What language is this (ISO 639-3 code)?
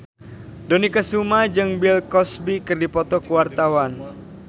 sun